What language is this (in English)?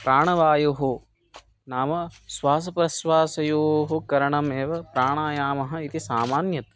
Sanskrit